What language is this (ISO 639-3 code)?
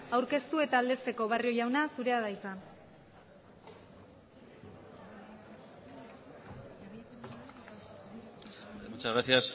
eus